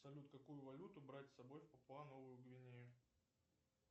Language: Russian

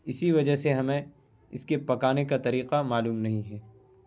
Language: Urdu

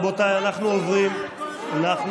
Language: Hebrew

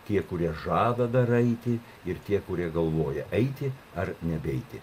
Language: Lithuanian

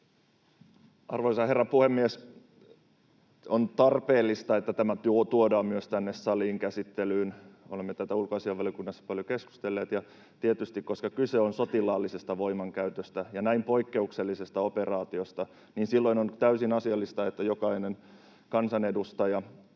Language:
Finnish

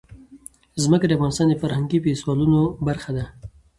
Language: Pashto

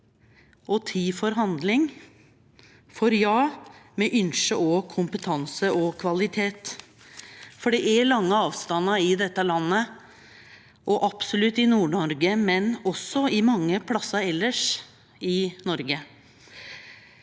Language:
Norwegian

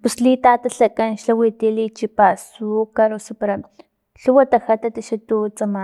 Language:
Filomena Mata-Coahuitlán Totonac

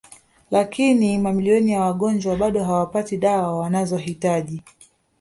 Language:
Swahili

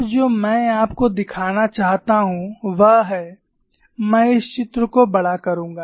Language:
Hindi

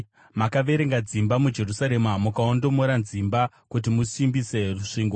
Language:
Shona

